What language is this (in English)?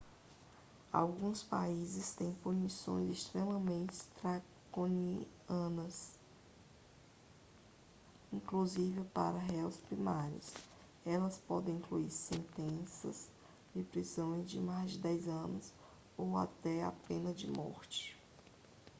Portuguese